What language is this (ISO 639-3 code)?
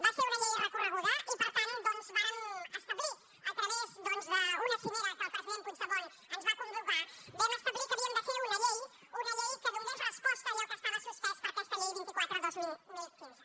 cat